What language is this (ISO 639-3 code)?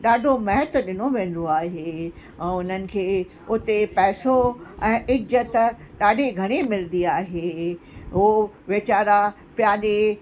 snd